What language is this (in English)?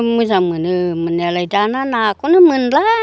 Bodo